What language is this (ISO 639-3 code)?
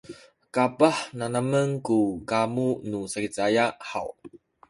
szy